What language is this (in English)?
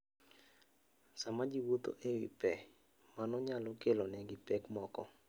Luo (Kenya and Tanzania)